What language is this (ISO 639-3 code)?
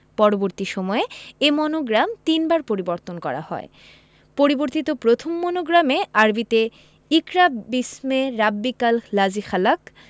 ben